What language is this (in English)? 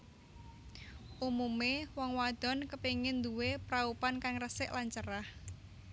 Javanese